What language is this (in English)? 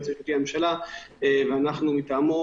Hebrew